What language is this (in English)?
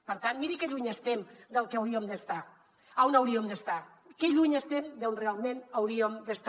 Catalan